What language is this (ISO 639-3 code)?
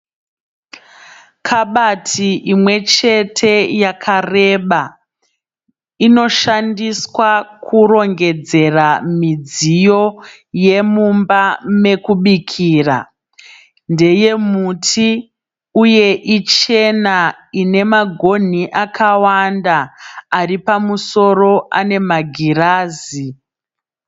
sna